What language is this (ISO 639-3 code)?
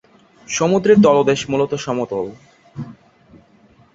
ben